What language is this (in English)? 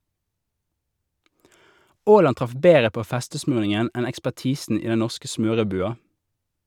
Norwegian